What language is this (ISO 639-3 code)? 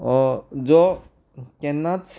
kok